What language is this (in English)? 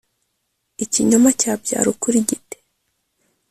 Kinyarwanda